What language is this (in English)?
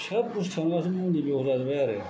Bodo